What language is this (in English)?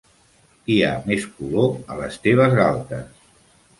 Catalan